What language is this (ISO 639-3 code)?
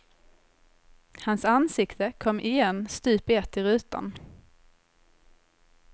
swe